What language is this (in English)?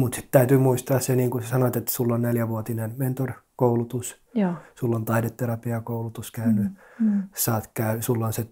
Finnish